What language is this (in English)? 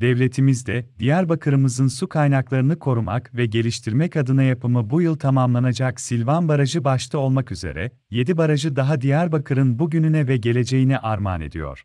Turkish